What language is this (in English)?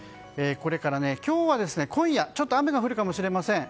Japanese